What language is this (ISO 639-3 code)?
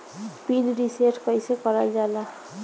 bho